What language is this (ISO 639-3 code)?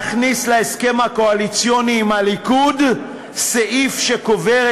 heb